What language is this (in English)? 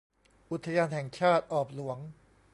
Thai